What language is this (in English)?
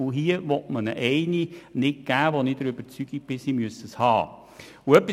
Swiss German